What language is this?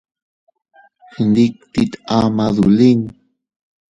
Teutila Cuicatec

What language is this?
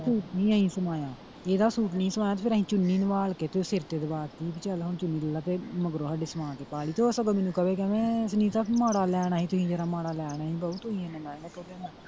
Punjabi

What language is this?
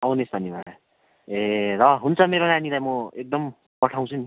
Nepali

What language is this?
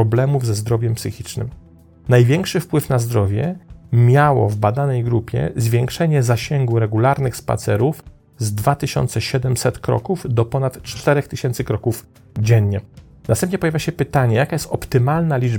Polish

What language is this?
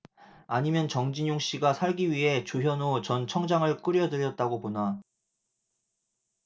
Korean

